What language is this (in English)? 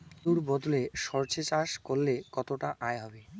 Bangla